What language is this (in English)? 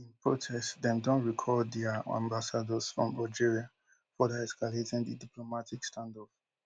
Nigerian Pidgin